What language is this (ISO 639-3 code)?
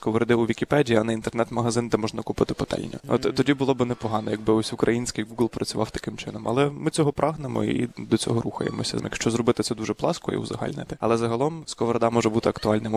ukr